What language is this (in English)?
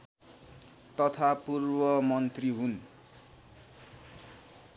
Nepali